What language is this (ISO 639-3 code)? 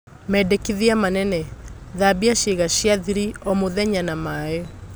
kik